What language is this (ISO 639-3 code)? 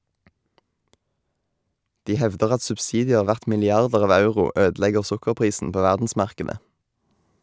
nor